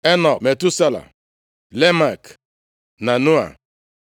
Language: Igbo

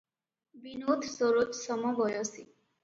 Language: Odia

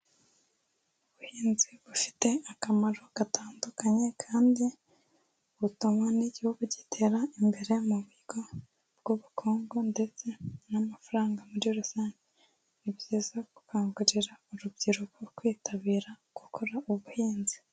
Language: Kinyarwanda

